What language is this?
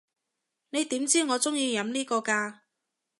Cantonese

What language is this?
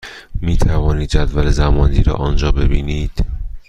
Persian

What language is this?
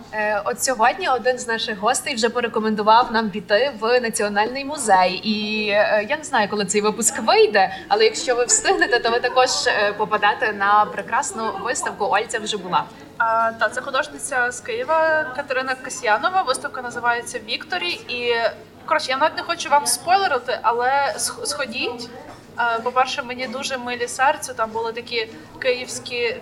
Ukrainian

